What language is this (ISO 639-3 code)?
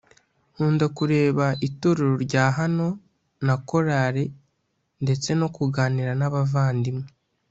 kin